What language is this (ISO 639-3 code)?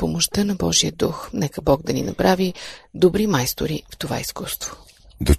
bul